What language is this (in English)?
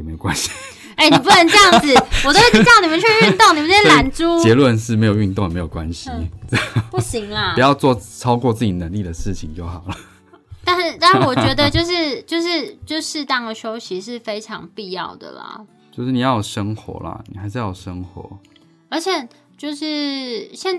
Chinese